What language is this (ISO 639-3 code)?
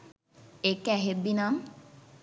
sin